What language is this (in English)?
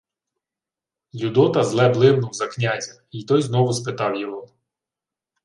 Ukrainian